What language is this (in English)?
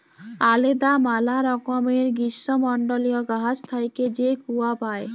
Bangla